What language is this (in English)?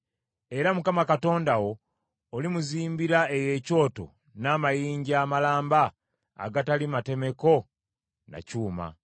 Ganda